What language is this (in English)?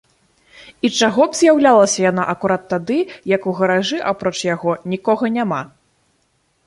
Belarusian